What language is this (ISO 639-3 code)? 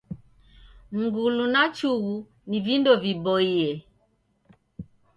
dav